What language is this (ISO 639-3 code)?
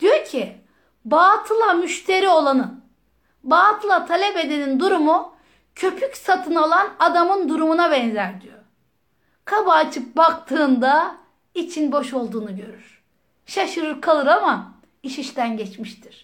tur